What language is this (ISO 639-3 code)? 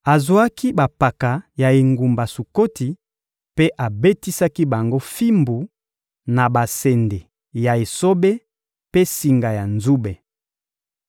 lin